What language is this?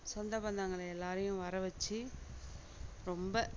Tamil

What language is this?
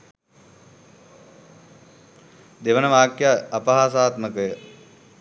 Sinhala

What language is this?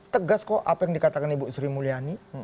Indonesian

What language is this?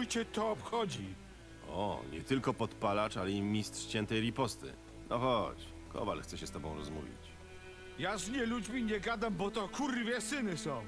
Polish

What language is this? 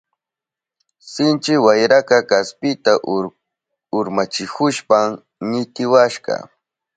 Southern Pastaza Quechua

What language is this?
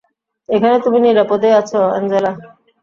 Bangla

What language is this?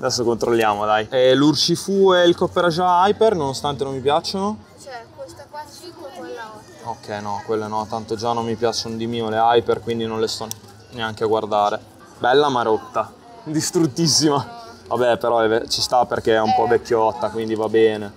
Italian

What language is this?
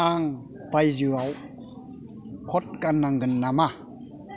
Bodo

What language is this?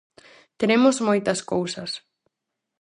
Galician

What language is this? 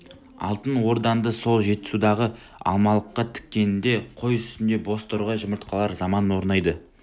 Kazakh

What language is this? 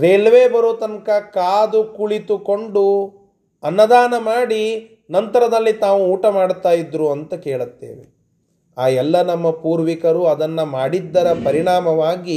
Kannada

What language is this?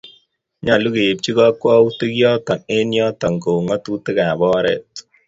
Kalenjin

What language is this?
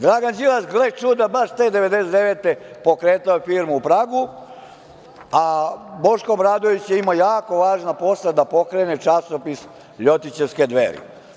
Serbian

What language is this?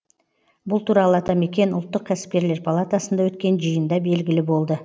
Kazakh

